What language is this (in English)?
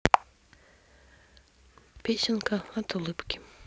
Russian